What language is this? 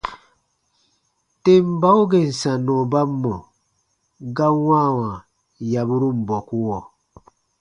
Baatonum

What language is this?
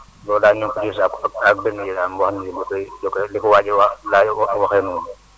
Wolof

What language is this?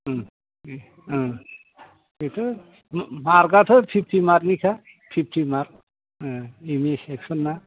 Bodo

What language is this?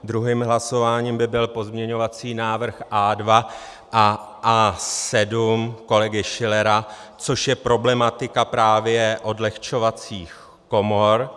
Czech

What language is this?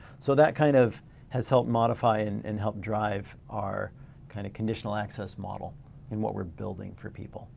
English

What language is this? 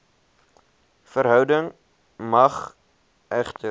Afrikaans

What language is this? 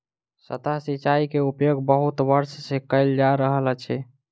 Maithili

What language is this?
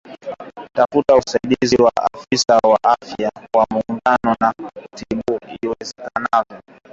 Swahili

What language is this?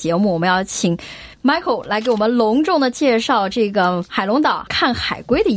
Chinese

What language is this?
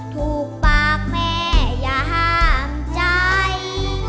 Thai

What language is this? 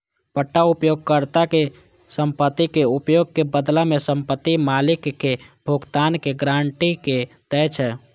Maithili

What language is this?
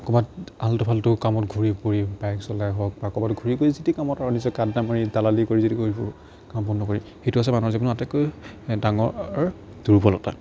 Assamese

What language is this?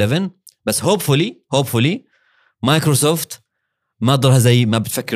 Arabic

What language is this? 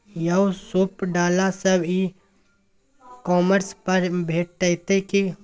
Maithili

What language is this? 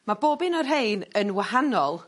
Welsh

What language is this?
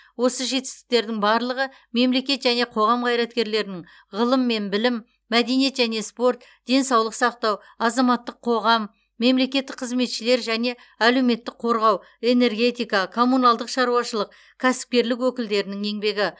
Kazakh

